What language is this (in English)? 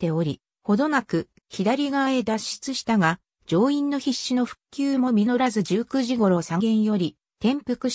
Japanese